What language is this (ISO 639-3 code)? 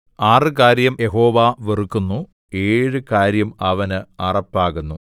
mal